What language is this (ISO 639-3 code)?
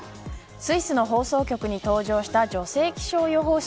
jpn